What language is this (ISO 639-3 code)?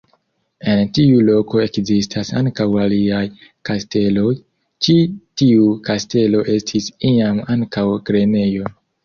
epo